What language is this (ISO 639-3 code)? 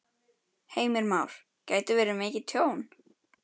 isl